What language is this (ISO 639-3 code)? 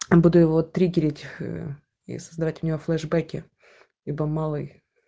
rus